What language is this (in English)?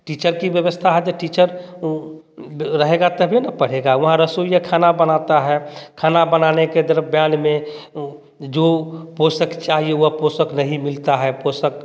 Hindi